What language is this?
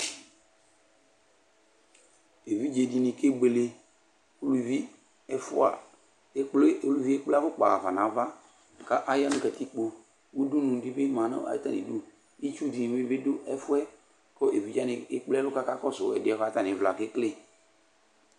Ikposo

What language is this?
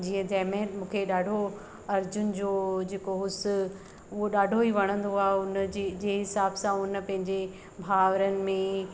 Sindhi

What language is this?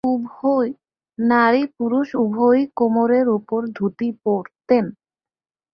Bangla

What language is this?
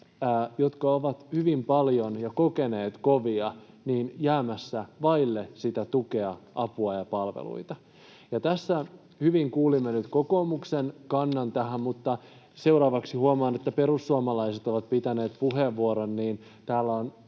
Finnish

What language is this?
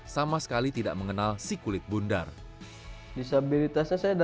Indonesian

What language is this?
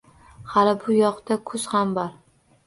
Uzbek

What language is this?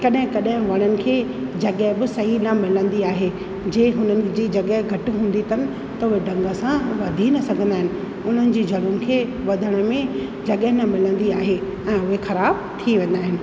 Sindhi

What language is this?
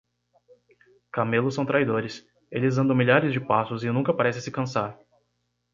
Portuguese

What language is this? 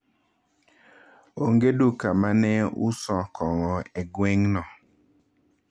Luo (Kenya and Tanzania)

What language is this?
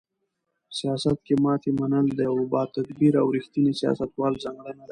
Pashto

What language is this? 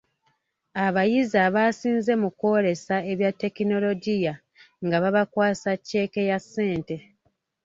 Ganda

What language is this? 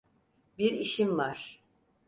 Turkish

